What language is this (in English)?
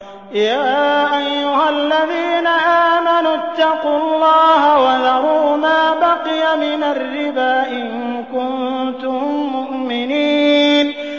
Arabic